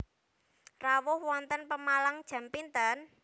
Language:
Javanese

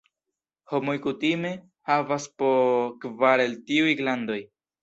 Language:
Esperanto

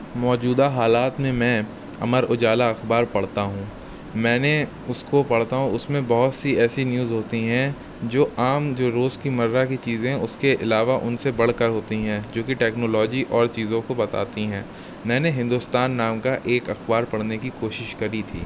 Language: Urdu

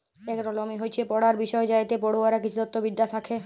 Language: Bangla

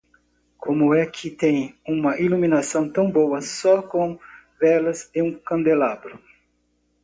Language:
Portuguese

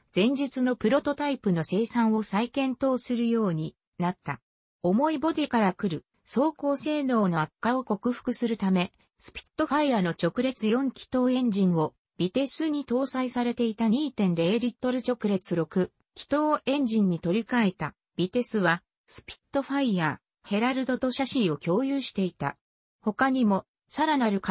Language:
Japanese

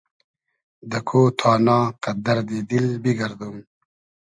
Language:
Hazaragi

